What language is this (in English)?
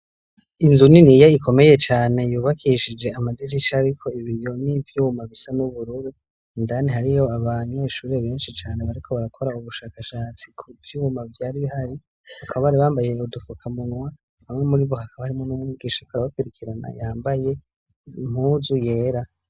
Rundi